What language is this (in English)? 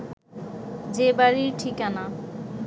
Bangla